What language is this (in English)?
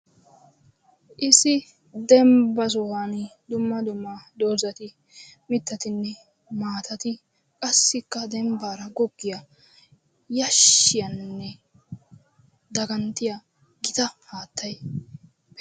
Wolaytta